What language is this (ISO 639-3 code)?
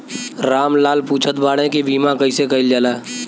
bho